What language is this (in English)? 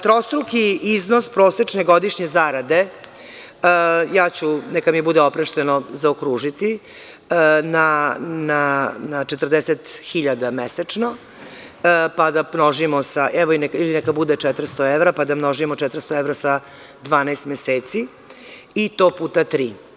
Serbian